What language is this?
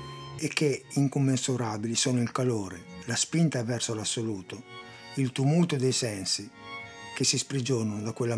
Italian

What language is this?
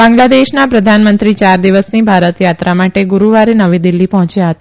Gujarati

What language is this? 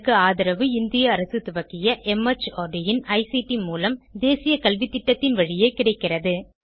Tamil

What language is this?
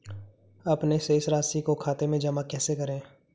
Hindi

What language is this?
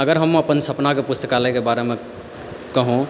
Maithili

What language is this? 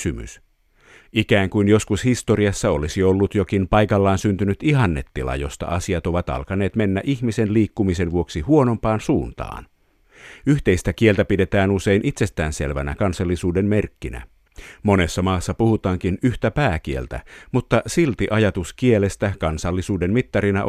Finnish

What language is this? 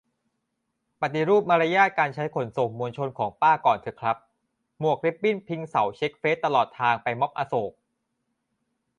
Thai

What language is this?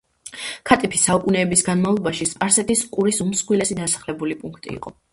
Georgian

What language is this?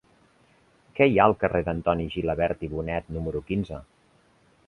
Catalan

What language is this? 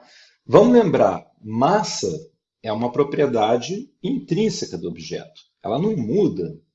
Portuguese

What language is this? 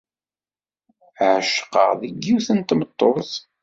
Kabyle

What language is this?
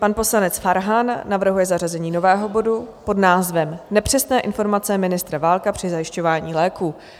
Czech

